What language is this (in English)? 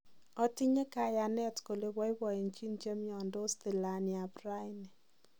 Kalenjin